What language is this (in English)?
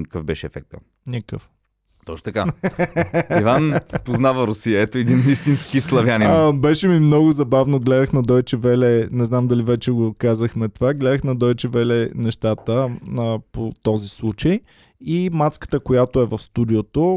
Bulgarian